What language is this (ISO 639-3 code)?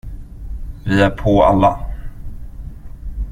swe